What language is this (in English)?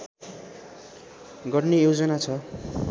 Nepali